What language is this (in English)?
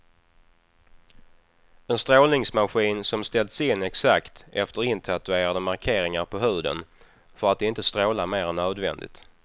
Swedish